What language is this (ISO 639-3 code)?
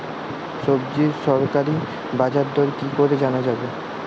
ben